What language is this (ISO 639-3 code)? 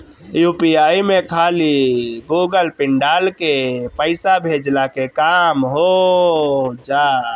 bho